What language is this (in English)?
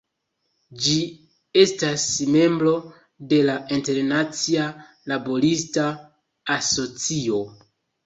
Esperanto